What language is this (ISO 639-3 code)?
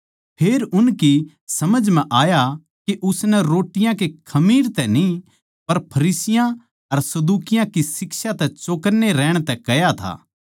bgc